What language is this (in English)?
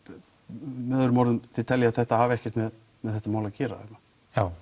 Icelandic